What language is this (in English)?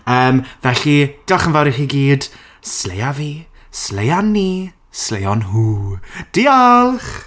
Welsh